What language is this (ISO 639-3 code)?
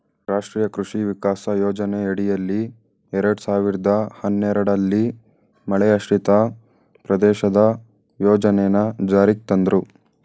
kan